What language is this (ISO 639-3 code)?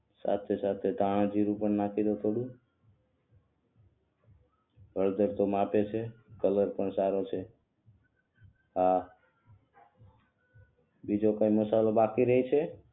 guj